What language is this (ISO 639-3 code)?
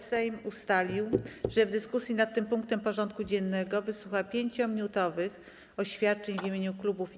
pol